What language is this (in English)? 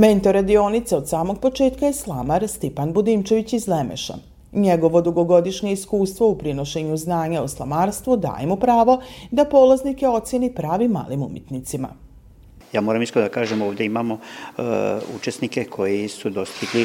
Croatian